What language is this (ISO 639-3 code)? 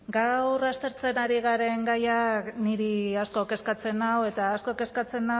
eus